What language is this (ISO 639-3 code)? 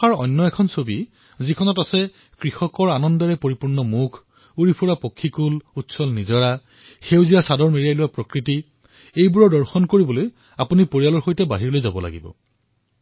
asm